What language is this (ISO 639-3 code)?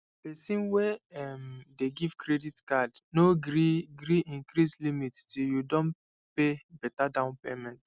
pcm